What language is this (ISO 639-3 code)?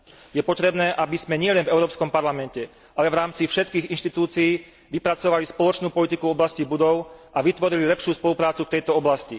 slk